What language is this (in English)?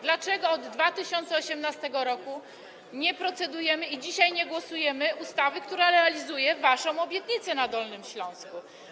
Polish